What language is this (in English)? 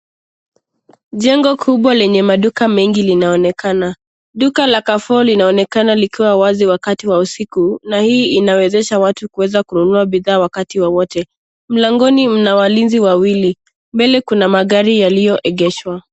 Swahili